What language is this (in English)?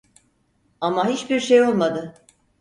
Turkish